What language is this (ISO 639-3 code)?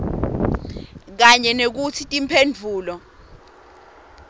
ssw